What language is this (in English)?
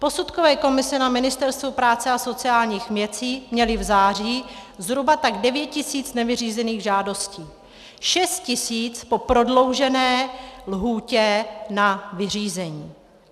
Czech